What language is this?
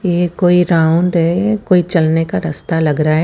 Hindi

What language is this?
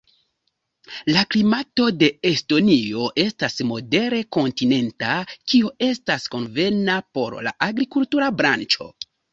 Esperanto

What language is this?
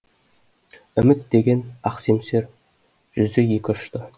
Kazakh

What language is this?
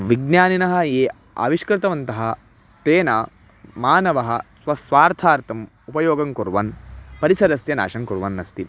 Sanskrit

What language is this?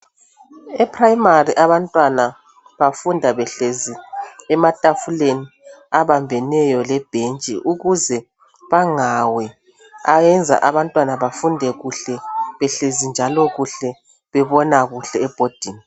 North Ndebele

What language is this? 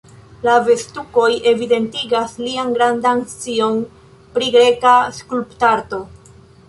Esperanto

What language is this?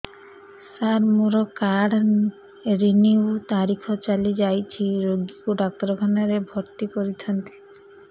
Odia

